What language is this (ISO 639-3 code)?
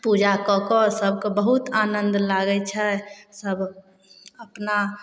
mai